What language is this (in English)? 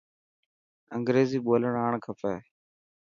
Dhatki